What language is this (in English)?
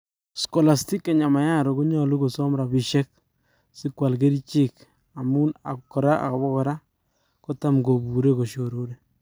Kalenjin